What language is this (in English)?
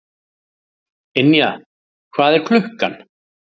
Icelandic